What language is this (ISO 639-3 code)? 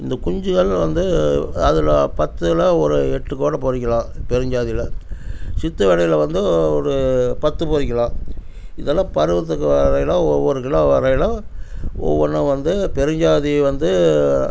tam